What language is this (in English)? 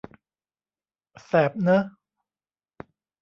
Thai